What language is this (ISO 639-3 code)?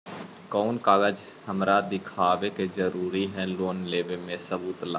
mag